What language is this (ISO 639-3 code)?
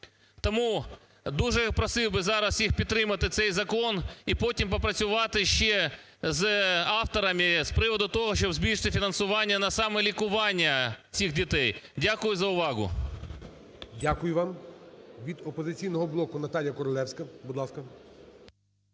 ukr